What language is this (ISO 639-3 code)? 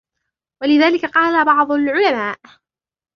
ara